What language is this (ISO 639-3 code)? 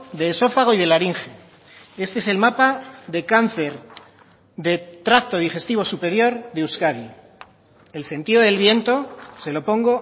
spa